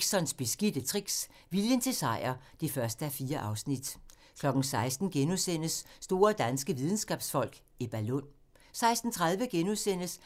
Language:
Danish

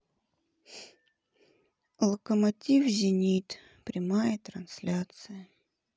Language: Russian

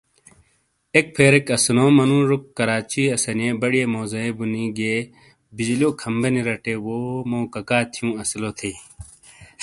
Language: Shina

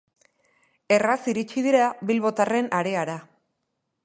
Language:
Basque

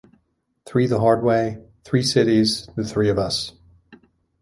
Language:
English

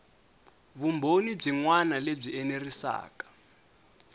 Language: Tsonga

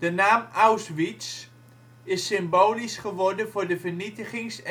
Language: Dutch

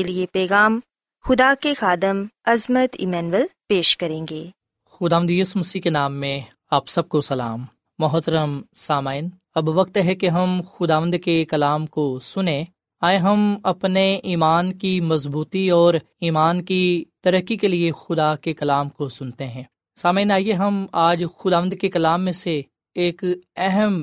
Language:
Urdu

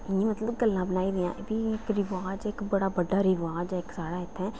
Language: Dogri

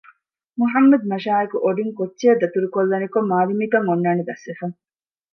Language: Divehi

